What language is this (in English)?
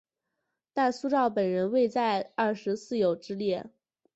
Chinese